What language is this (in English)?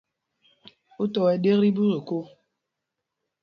Mpumpong